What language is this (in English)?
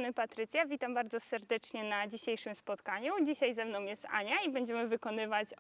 Polish